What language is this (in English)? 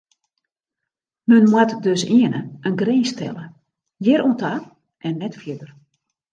Western Frisian